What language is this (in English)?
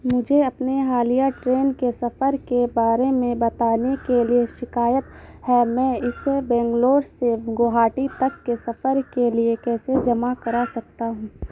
Urdu